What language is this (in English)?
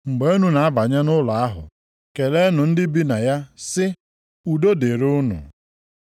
Igbo